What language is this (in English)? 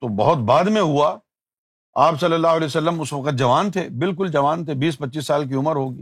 Urdu